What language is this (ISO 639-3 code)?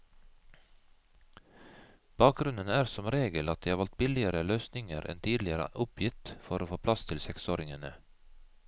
nor